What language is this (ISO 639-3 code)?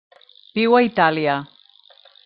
cat